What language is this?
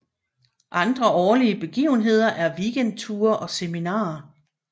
Danish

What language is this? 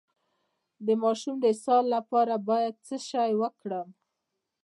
Pashto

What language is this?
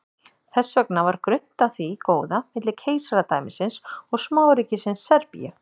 Icelandic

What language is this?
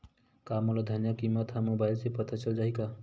Chhattisgarhi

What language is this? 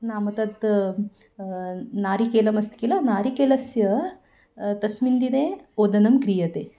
Sanskrit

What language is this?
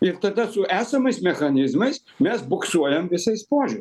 Lithuanian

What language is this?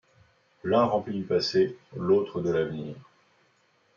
French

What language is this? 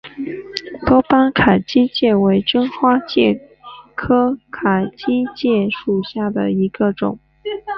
Chinese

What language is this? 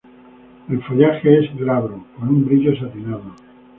Spanish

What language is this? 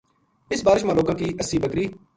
Gujari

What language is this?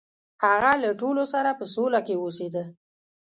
Pashto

